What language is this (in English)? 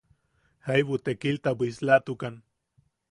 Yaqui